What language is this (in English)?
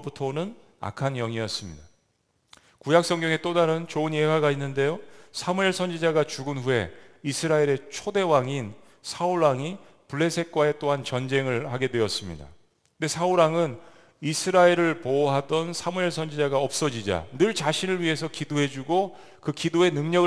Korean